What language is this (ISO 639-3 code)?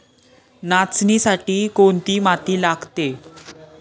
mar